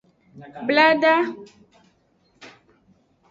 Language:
Aja (Benin)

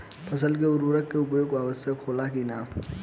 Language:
Bhojpuri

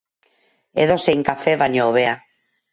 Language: Basque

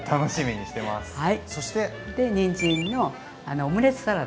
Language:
Japanese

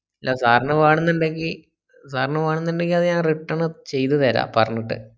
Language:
Malayalam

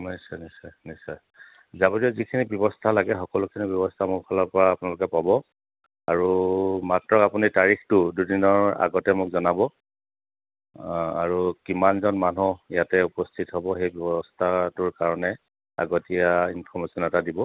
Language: Assamese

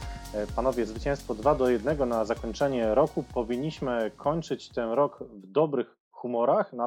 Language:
Polish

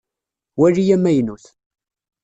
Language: Kabyle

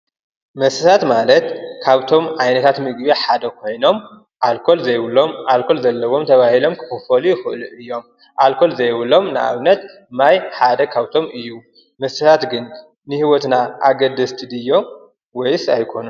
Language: Tigrinya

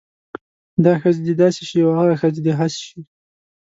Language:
Pashto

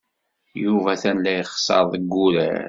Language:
Kabyle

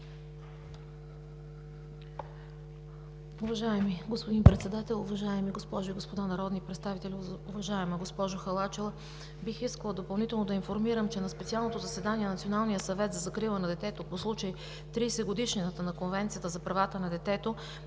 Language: Bulgarian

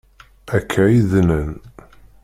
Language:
Kabyle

